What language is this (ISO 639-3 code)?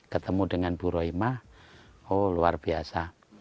ind